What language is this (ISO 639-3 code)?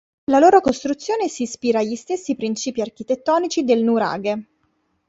ita